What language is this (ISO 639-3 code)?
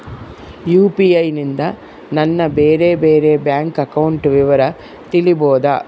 kan